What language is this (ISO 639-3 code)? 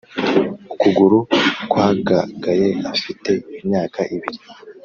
kin